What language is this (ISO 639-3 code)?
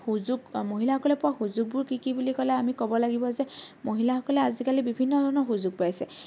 asm